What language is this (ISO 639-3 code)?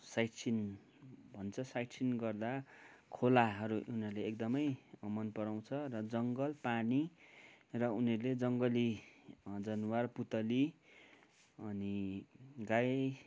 nep